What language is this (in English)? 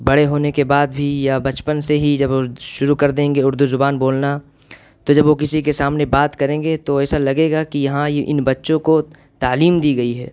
Urdu